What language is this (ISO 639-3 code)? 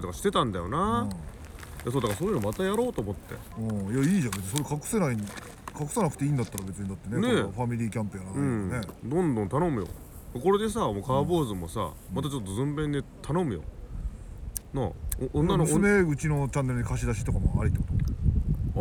jpn